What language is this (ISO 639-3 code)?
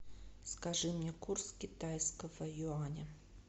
rus